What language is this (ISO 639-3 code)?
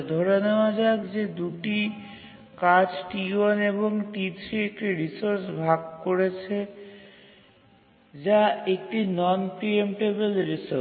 ben